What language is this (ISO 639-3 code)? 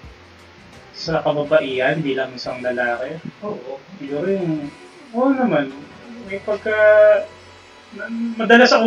fil